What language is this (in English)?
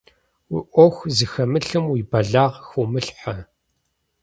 Kabardian